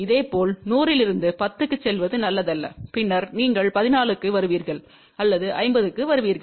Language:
Tamil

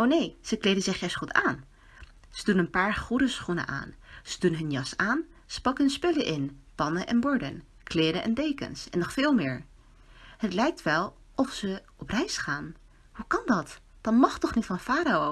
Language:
Dutch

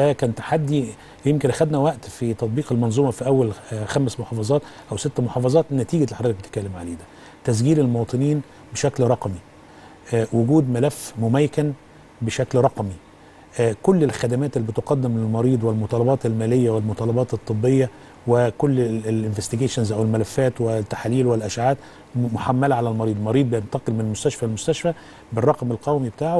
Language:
Arabic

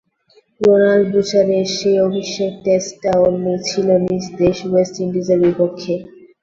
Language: Bangla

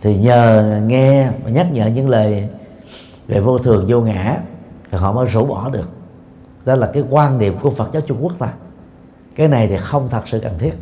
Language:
Vietnamese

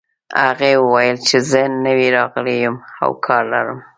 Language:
Pashto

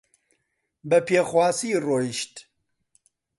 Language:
Central Kurdish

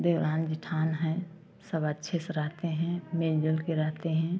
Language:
Hindi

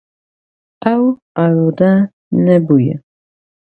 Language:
Kurdish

